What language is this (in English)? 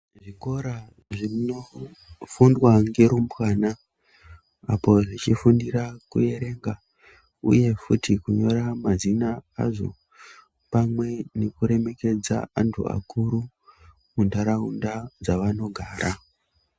Ndau